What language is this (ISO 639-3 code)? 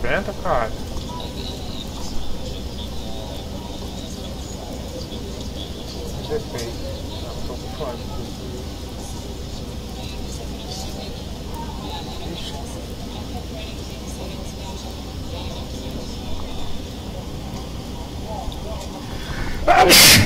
por